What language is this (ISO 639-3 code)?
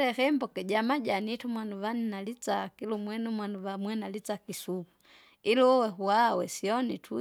zga